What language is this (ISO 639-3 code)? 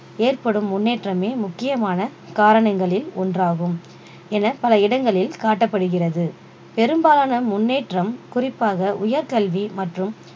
tam